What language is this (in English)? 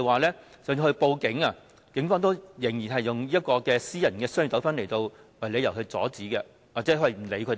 Cantonese